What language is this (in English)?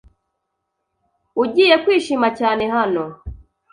Kinyarwanda